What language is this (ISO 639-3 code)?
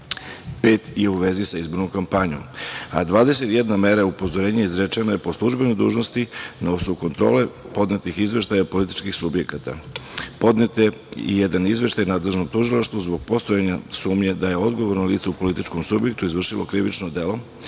srp